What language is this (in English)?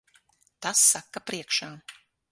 Latvian